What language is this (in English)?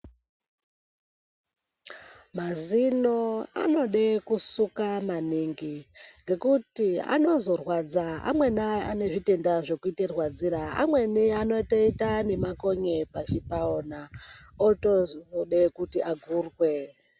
Ndau